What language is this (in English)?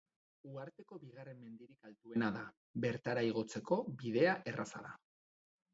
Basque